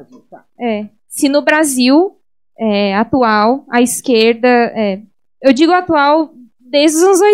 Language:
Portuguese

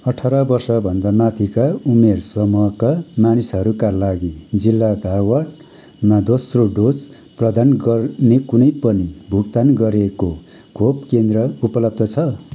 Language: Nepali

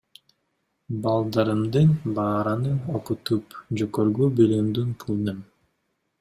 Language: Kyrgyz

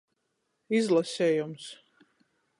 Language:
Latgalian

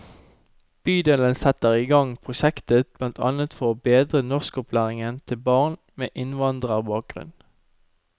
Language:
Norwegian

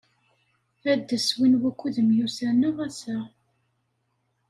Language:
Kabyle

